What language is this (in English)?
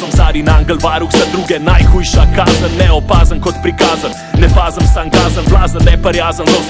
Romanian